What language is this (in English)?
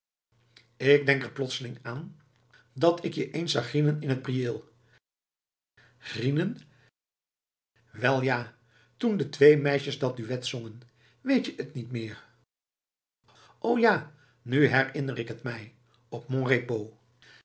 Dutch